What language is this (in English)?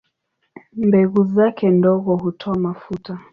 Swahili